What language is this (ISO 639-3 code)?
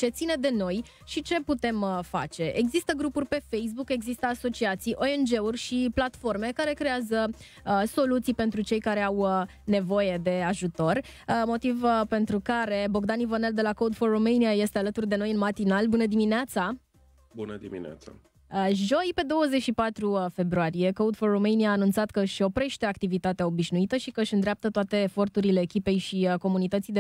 ron